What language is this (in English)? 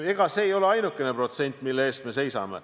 Estonian